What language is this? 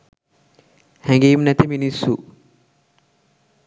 Sinhala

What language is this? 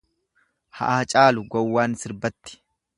Oromo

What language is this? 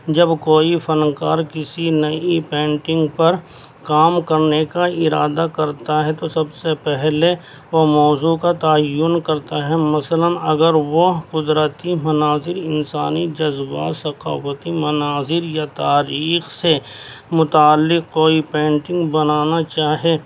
Urdu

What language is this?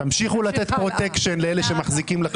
Hebrew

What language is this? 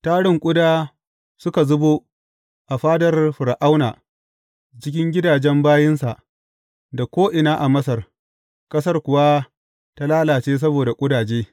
Hausa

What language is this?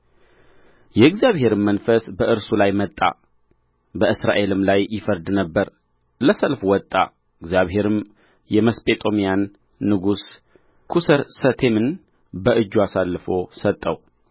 Amharic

